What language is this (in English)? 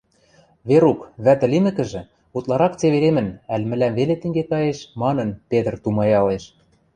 Western Mari